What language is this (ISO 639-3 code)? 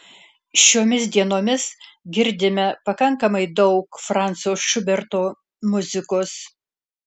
lit